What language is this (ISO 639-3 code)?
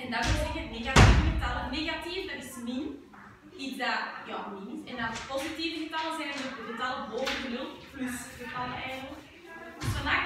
nld